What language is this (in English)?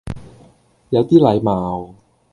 Cantonese